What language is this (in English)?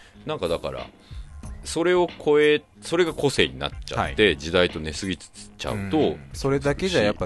Japanese